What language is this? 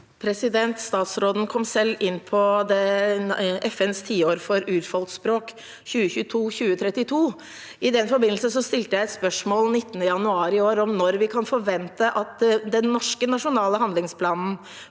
Norwegian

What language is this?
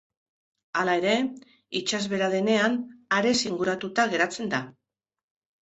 Basque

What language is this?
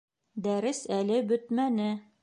Bashkir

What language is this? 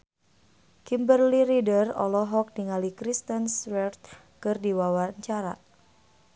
Sundanese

